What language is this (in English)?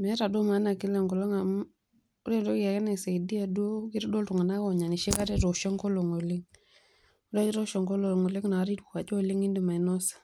Masai